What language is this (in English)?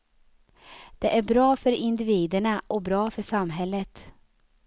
Swedish